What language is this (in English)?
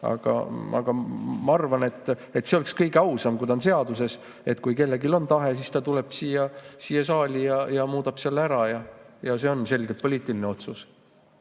Estonian